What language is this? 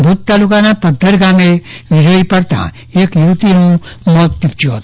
Gujarati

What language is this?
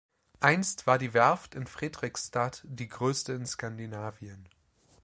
German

